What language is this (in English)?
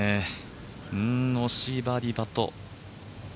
Japanese